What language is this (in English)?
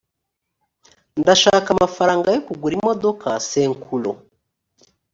Kinyarwanda